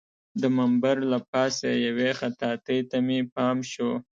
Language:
Pashto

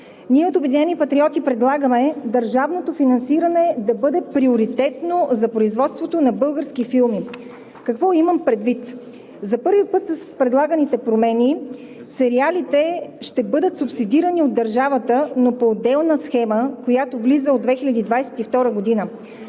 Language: Bulgarian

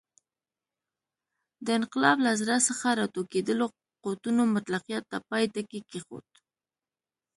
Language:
Pashto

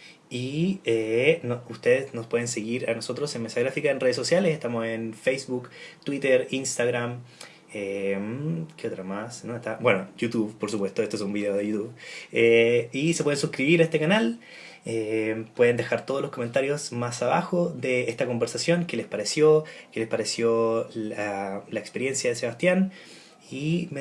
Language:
Spanish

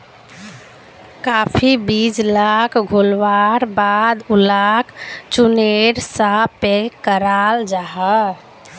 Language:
Magahi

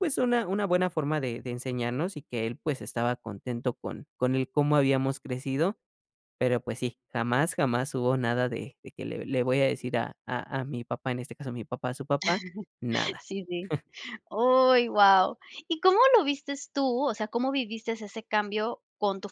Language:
Spanish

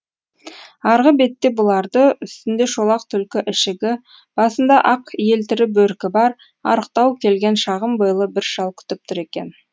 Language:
Kazakh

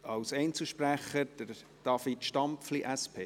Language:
Swiss German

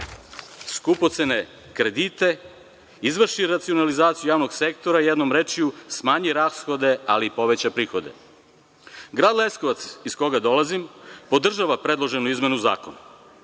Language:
Serbian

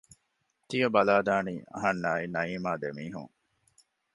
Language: Divehi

